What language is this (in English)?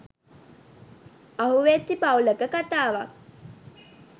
Sinhala